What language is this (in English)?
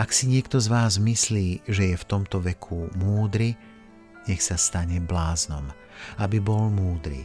Slovak